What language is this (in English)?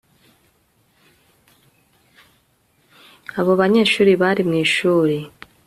Kinyarwanda